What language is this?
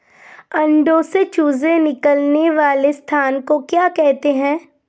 Hindi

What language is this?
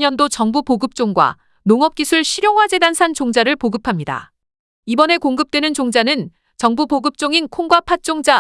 Korean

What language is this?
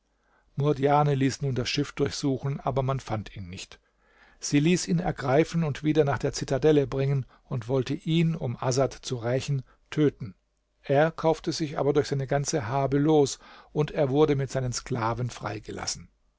German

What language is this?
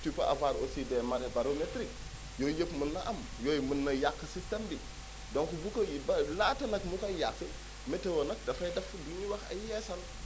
Wolof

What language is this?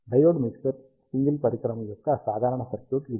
Telugu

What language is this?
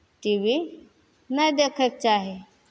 Maithili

